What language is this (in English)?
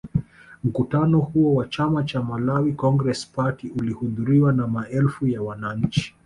Swahili